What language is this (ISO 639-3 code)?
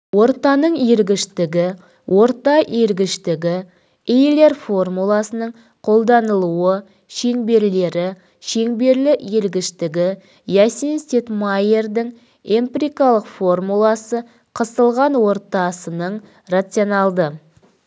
kaz